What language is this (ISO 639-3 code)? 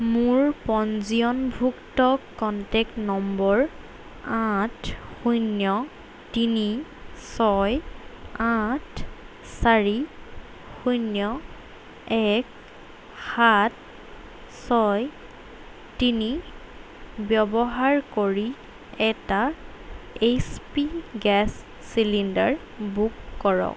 asm